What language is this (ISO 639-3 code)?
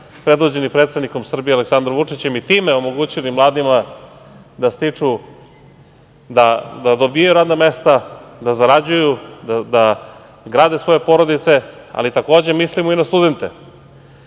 srp